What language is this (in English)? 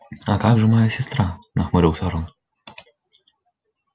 Russian